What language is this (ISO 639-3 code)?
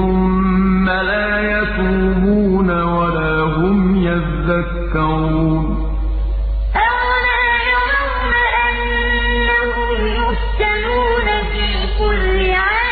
ara